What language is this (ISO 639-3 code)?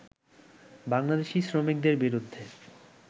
ben